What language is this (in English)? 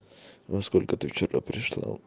Russian